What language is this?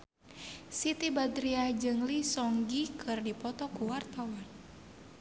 Sundanese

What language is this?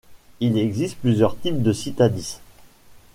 French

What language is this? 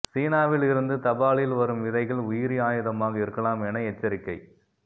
Tamil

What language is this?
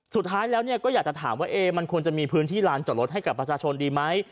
Thai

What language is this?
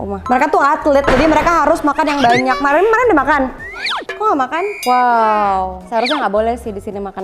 Indonesian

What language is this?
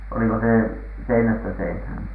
Finnish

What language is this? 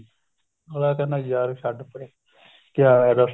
Punjabi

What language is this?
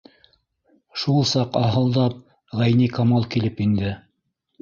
Bashkir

